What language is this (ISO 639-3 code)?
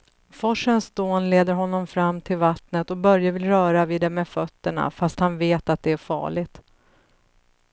swe